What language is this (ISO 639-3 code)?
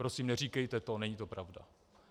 ces